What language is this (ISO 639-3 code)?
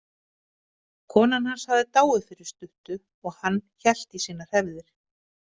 isl